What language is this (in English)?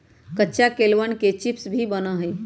Magahi